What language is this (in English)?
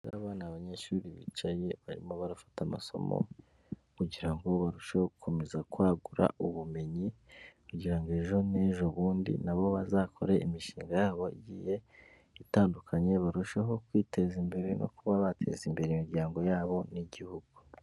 Kinyarwanda